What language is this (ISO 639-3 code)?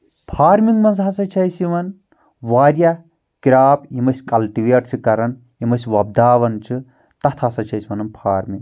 kas